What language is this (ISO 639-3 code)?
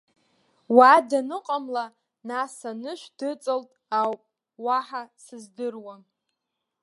abk